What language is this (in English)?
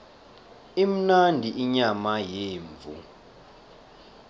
South Ndebele